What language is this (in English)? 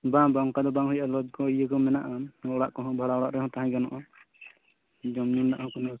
Santali